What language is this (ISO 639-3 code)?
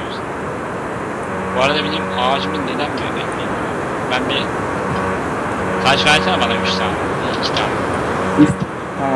tur